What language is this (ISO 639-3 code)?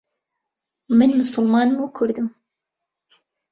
ckb